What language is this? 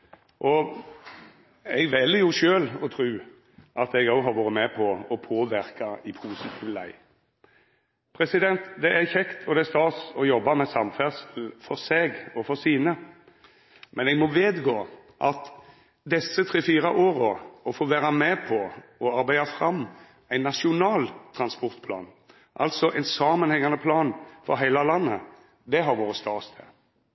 Norwegian Nynorsk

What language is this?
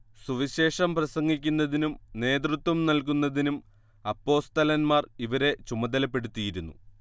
Malayalam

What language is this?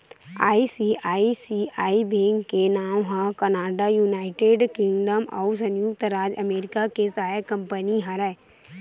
Chhattisgarhi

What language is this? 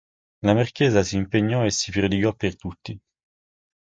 Italian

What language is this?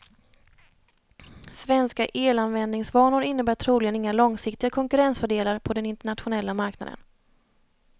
Swedish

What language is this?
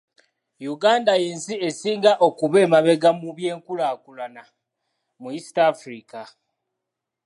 Ganda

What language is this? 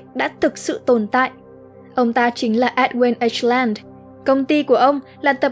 Vietnamese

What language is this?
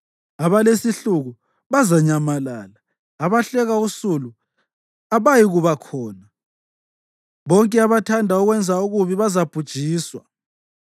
North Ndebele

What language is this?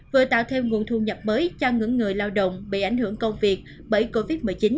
Vietnamese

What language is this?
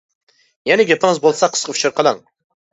Uyghur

